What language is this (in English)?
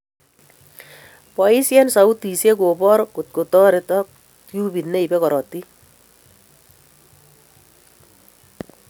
Kalenjin